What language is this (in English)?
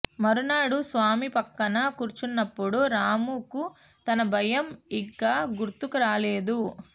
Telugu